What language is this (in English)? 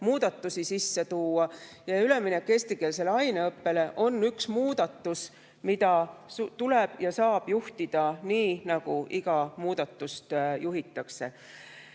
Estonian